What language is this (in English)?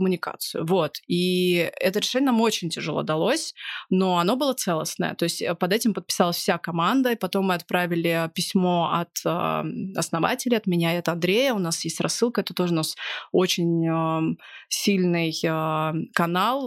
Russian